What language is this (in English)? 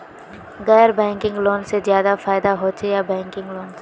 Magahi